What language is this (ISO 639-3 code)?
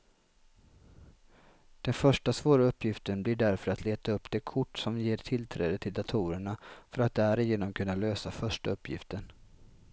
swe